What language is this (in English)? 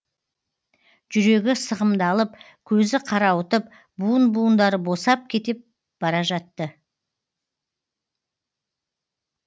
Kazakh